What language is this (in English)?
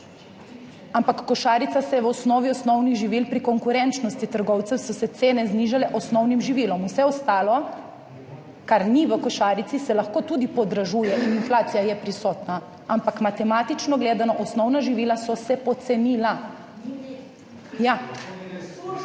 Slovenian